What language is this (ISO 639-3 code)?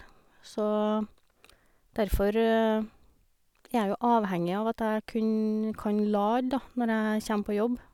nor